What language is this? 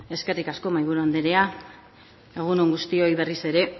Basque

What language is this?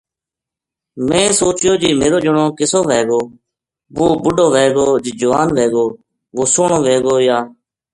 Gujari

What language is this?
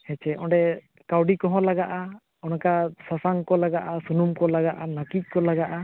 Santali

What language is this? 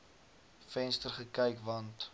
Afrikaans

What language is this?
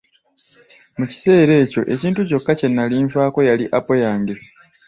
Ganda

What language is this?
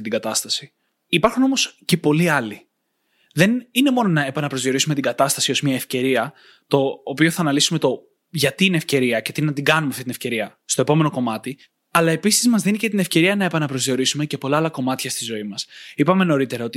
Greek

